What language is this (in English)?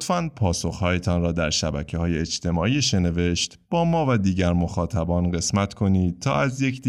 Persian